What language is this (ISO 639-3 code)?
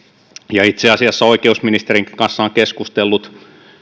fin